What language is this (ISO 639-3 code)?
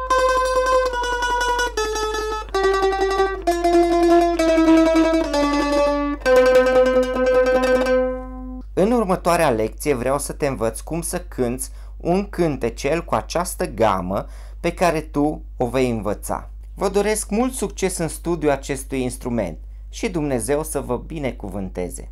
ron